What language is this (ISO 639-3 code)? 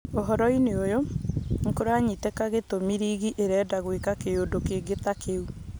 kik